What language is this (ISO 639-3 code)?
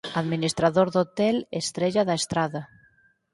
glg